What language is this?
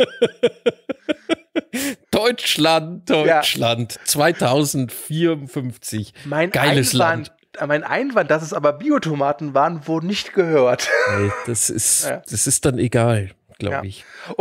German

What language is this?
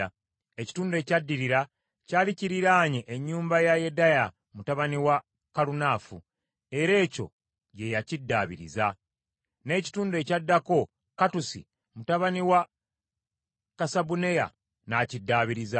Ganda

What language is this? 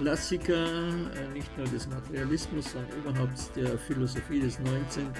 German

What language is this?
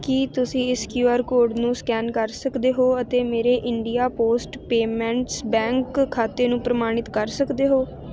Punjabi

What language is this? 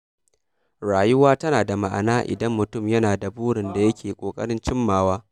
Hausa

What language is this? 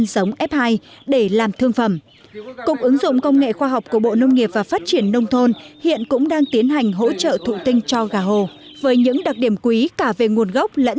Vietnamese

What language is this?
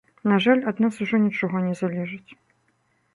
Belarusian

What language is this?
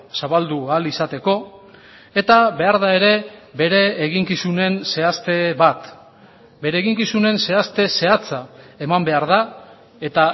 Basque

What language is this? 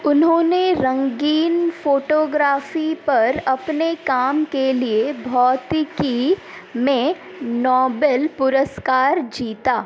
Hindi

